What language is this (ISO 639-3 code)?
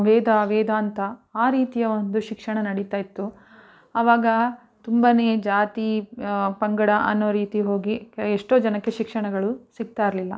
kan